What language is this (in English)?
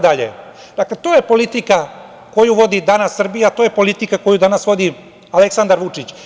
Serbian